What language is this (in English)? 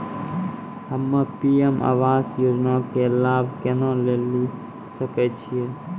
Maithili